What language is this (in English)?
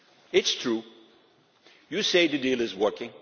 English